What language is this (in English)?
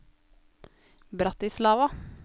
Norwegian